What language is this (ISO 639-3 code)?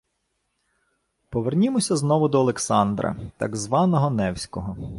ukr